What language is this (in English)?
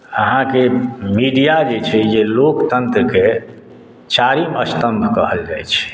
Maithili